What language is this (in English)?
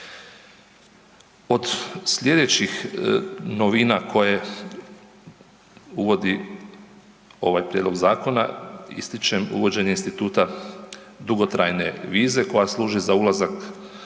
Croatian